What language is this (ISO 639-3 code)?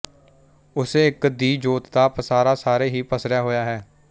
pan